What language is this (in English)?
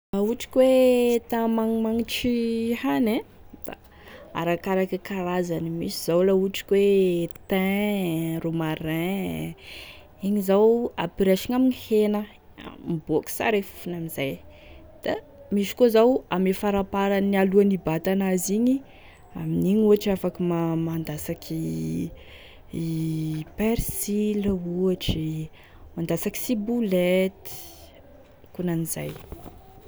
Tesaka Malagasy